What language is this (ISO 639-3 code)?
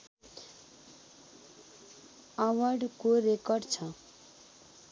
nep